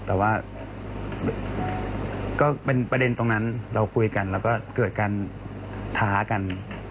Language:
Thai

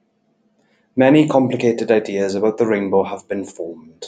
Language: English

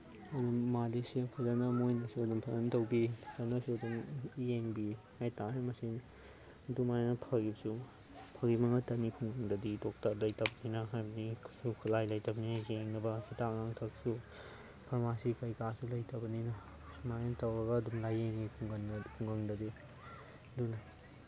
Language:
Manipuri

